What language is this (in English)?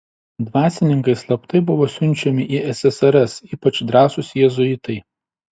Lithuanian